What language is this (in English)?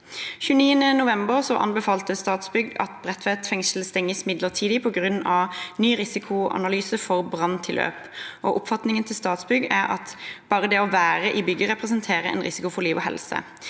Norwegian